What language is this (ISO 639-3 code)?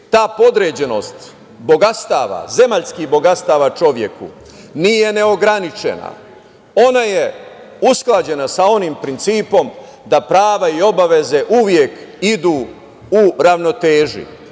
srp